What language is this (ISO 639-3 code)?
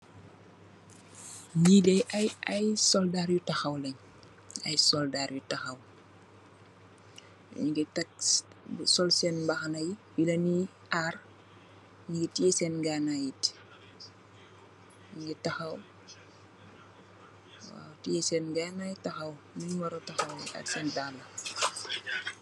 wol